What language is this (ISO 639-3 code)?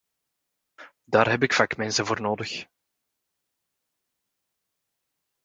nld